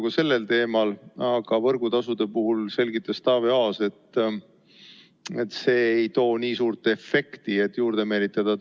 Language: Estonian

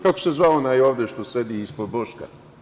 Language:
Serbian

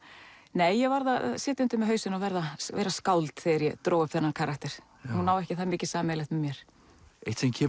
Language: Icelandic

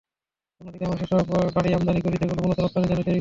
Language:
Bangla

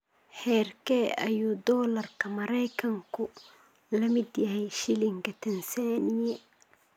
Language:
Somali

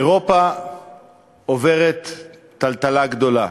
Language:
Hebrew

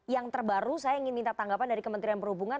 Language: Indonesian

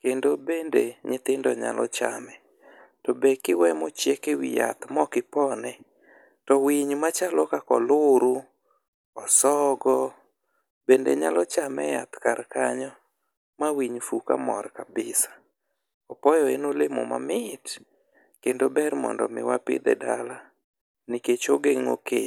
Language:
Luo (Kenya and Tanzania)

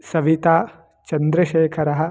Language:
Sanskrit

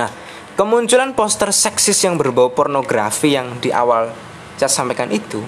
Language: Indonesian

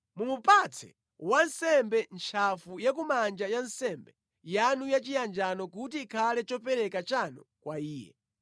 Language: Nyanja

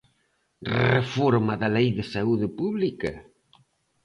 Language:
Galician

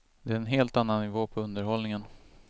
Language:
Swedish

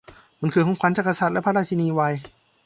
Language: Thai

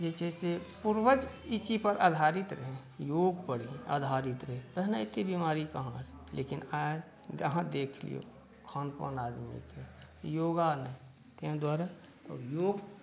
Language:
Maithili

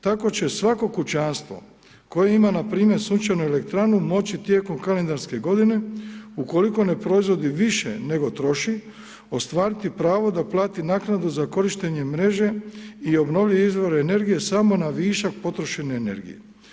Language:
Croatian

